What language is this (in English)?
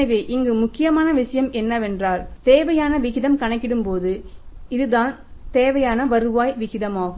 Tamil